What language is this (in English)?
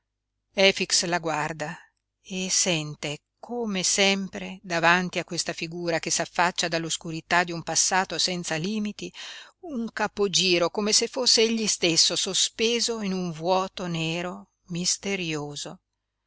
Italian